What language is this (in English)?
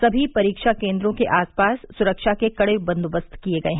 Hindi